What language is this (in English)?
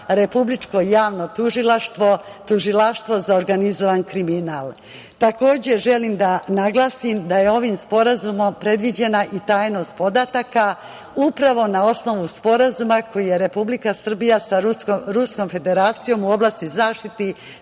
Serbian